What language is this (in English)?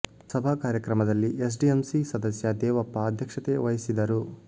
Kannada